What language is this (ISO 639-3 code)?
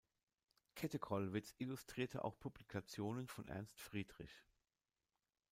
deu